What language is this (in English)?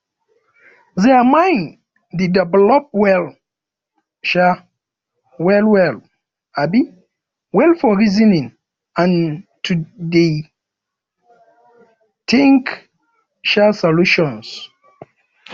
Nigerian Pidgin